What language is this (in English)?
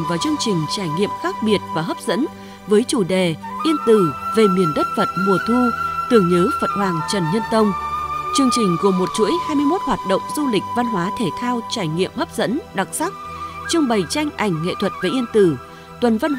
Vietnamese